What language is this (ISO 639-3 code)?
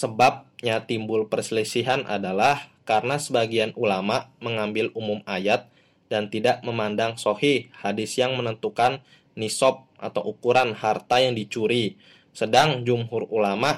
ind